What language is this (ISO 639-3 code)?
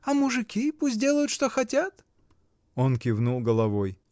rus